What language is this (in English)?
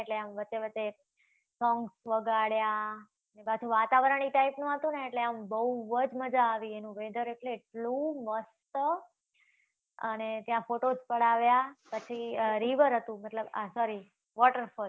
Gujarati